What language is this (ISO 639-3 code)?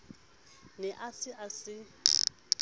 sot